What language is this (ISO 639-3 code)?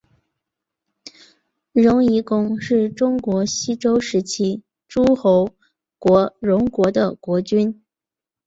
zho